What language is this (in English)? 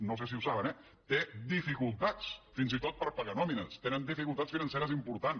Catalan